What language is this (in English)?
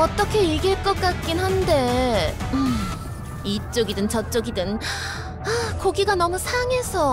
Korean